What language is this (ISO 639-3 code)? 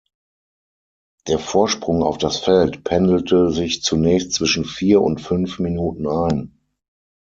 deu